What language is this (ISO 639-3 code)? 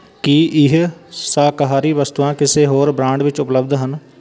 pan